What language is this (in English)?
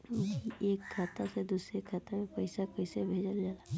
Bhojpuri